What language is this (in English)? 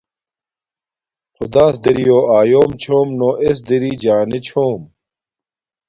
Domaaki